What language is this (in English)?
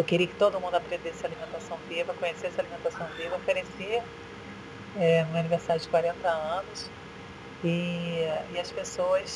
Portuguese